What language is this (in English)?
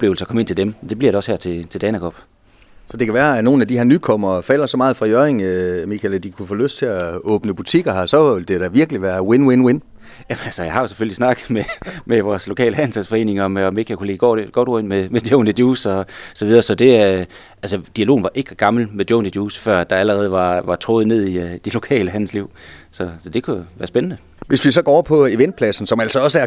Danish